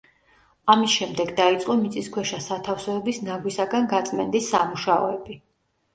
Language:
Georgian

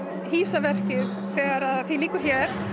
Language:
Icelandic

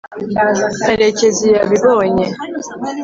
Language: Kinyarwanda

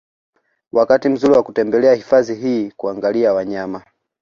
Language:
Swahili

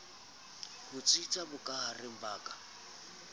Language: Southern Sotho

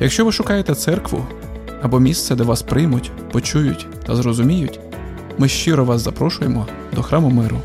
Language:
Ukrainian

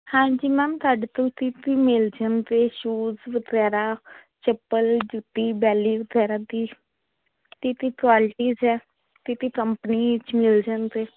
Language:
Punjabi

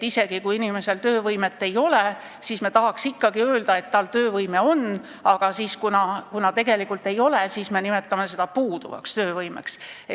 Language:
Estonian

